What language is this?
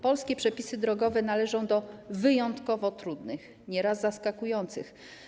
Polish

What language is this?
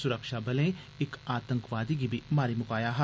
Dogri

